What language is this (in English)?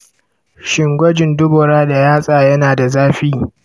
Hausa